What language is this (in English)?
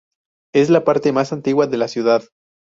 Spanish